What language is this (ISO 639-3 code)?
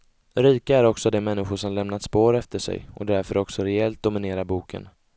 swe